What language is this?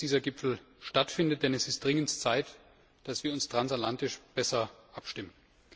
German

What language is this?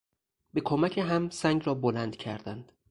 Persian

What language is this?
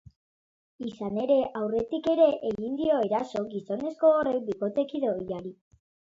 Basque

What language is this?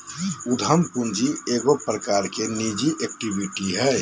Magahi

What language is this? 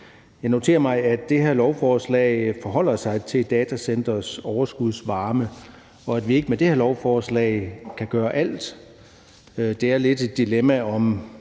Danish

